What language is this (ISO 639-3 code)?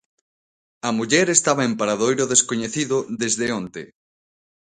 glg